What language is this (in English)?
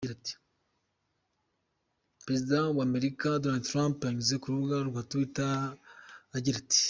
Kinyarwanda